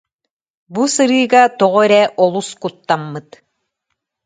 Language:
Yakut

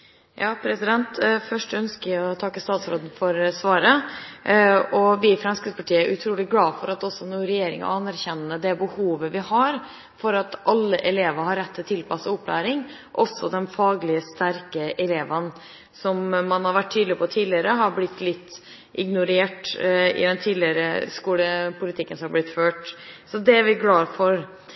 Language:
Norwegian Bokmål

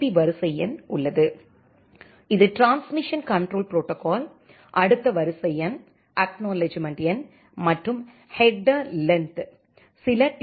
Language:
Tamil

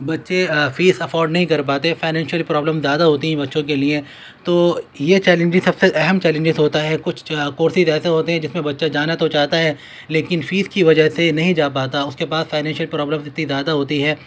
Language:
Urdu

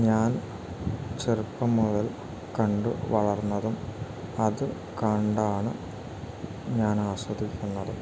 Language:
Malayalam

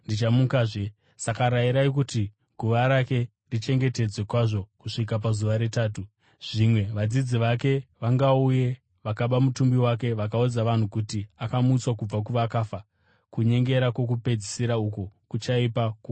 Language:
Shona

